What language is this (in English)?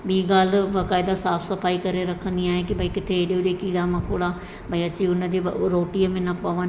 Sindhi